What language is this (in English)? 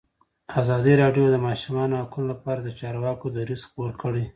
Pashto